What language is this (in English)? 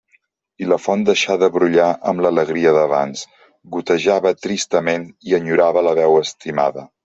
Catalan